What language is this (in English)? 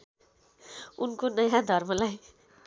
Nepali